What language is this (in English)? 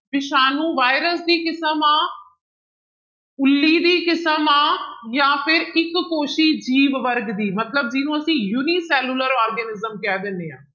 Punjabi